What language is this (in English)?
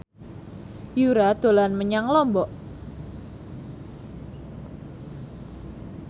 Javanese